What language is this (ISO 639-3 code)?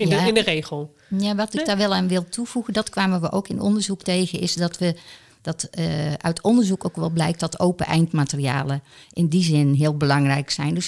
nld